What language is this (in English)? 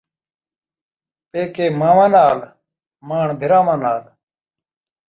Saraiki